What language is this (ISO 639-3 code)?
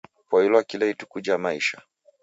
dav